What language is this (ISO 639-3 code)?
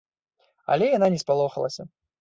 bel